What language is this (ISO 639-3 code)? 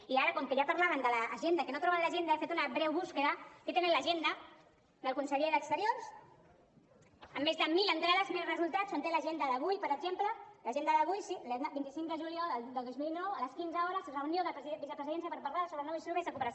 cat